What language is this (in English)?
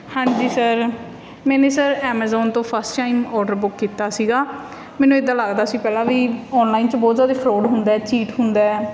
Punjabi